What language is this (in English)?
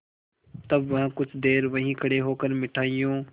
Hindi